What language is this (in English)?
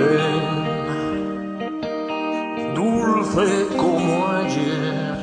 Spanish